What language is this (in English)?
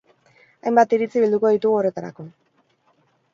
Basque